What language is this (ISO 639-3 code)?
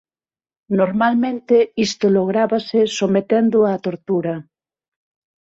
glg